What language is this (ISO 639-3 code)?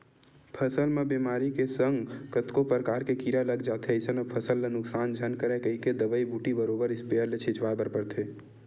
hne